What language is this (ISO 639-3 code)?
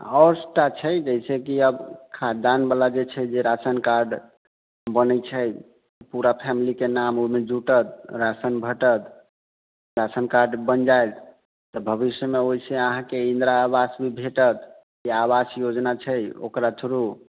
mai